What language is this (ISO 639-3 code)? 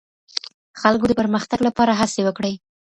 pus